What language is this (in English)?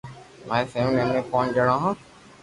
Loarki